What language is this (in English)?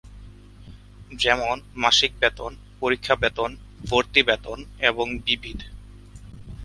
Bangla